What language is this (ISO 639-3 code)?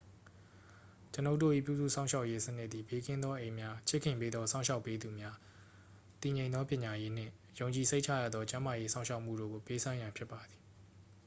mya